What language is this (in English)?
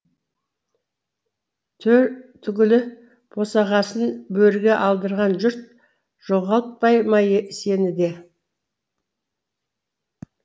Kazakh